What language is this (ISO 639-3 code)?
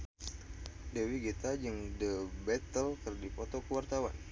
sun